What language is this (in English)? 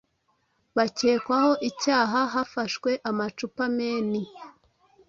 Kinyarwanda